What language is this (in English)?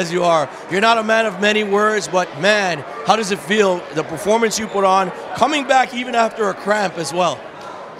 English